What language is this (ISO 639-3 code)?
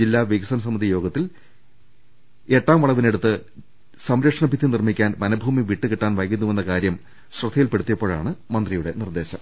mal